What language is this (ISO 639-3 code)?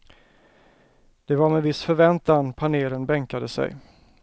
swe